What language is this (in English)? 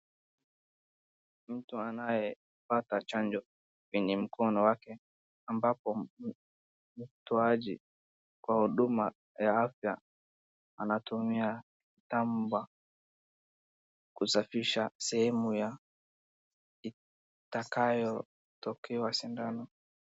Swahili